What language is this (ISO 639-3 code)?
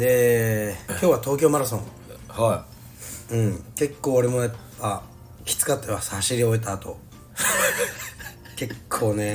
jpn